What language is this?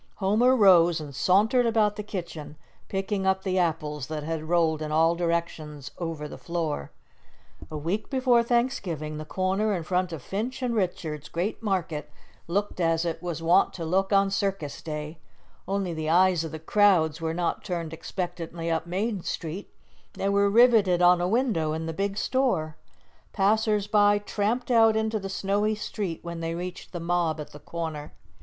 English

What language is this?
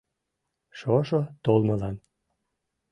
Mari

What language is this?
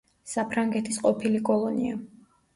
Georgian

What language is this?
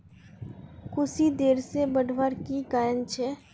Magahi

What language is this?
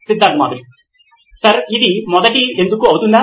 Telugu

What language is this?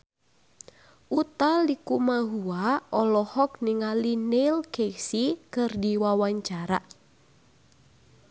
Sundanese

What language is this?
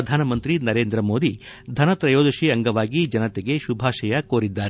Kannada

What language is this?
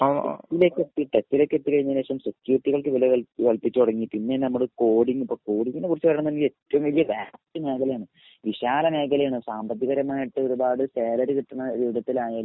Malayalam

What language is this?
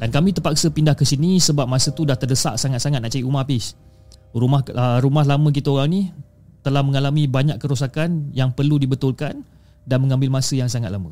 Malay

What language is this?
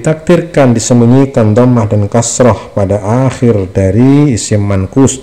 Indonesian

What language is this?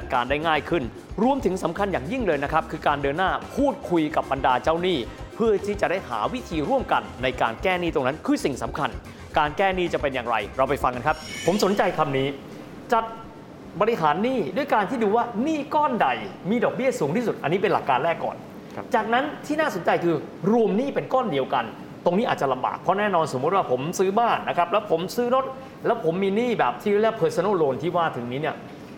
Thai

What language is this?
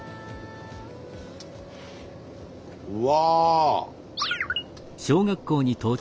Japanese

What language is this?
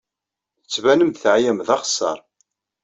Kabyle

